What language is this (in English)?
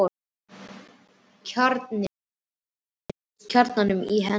Icelandic